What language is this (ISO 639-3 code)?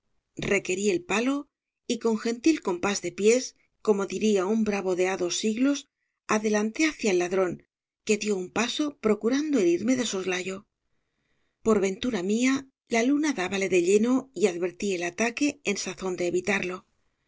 spa